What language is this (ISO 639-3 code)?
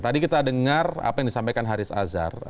ind